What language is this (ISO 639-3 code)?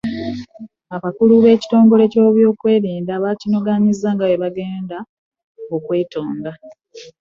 lug